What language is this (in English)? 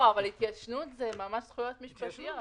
Hebrew